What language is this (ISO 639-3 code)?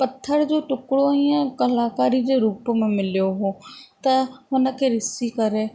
snd